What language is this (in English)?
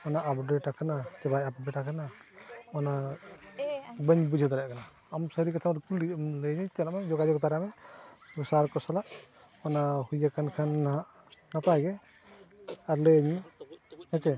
Santali